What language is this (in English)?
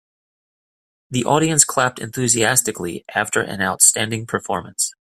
English